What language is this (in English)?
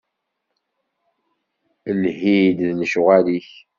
Kabyle